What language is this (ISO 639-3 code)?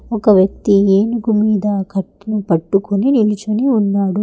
tel